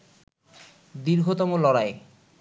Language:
Bangla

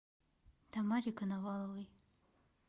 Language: Russian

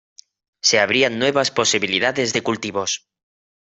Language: Spanish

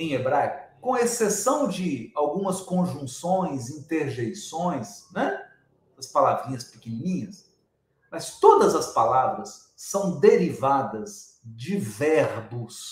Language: Portuguese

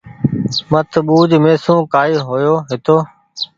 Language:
Goaria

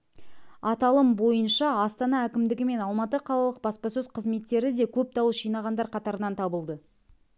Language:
Kazakh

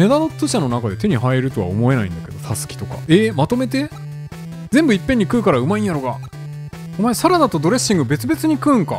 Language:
Japanese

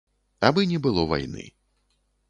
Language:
Belarusian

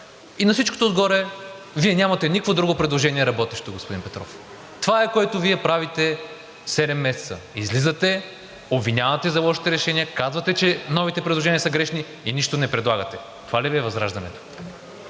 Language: Bulgarian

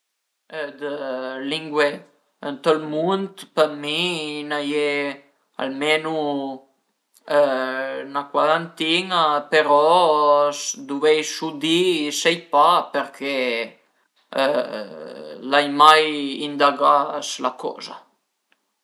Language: Piedmontese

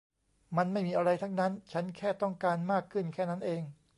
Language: Thai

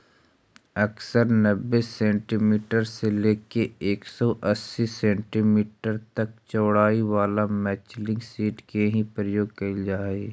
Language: Magahi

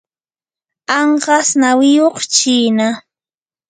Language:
Yanahuanca Pasco Quechua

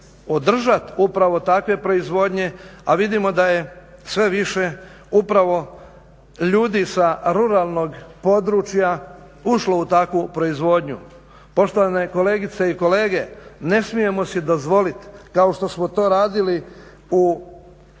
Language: Croatian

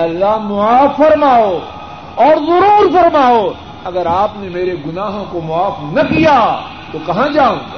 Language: Urdu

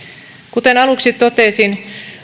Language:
Finnish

